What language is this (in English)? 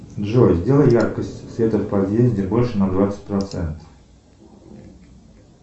Russian